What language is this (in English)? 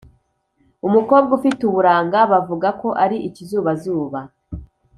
Kinyarwanda